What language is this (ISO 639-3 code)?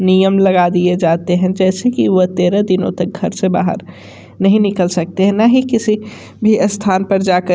hin